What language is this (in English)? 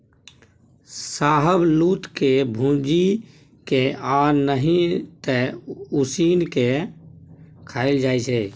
Maithili